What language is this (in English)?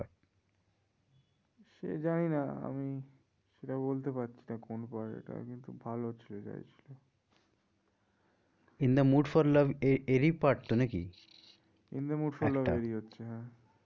Bangla